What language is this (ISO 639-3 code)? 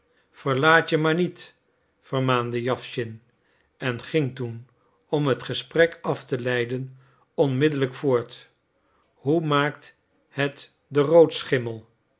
nld